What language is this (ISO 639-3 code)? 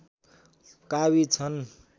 nep